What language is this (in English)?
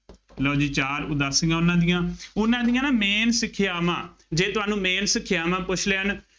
Punjabi